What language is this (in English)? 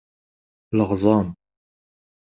Kabyle